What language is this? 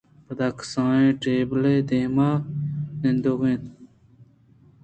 Eastern Balochi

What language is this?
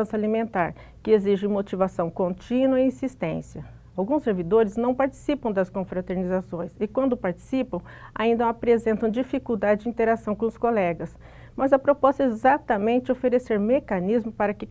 Portuguese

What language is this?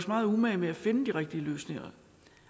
Danish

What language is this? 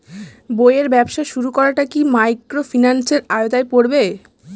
Bangla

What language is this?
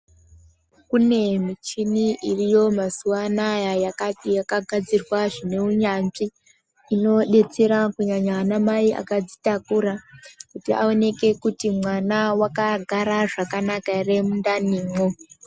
Ndau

